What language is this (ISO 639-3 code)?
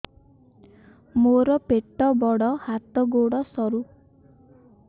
ori